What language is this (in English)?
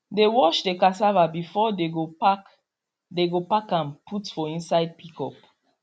Nigerian Pidgin